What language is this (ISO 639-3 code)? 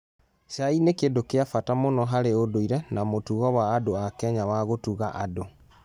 kik